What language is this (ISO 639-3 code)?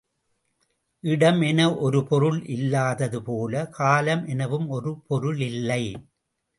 tam